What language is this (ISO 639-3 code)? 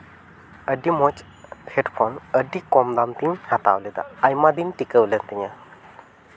sat